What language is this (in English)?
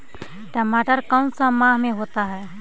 Magahi